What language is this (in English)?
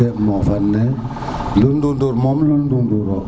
Serer